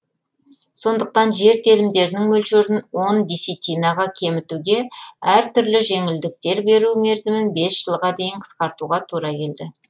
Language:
Kazakh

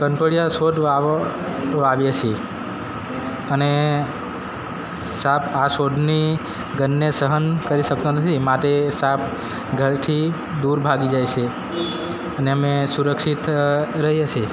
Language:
Gujarati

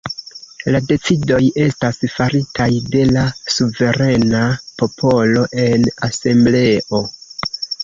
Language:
Esperanto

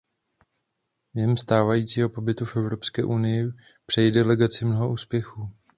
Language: Czech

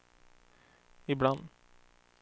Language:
Swedish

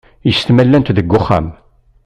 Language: Kabyle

